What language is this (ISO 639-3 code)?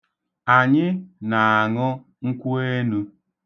ibo